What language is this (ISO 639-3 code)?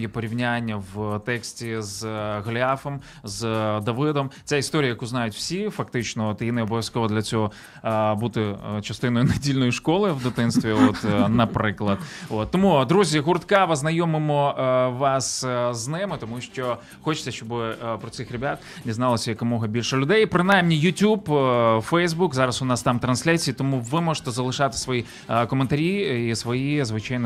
ukr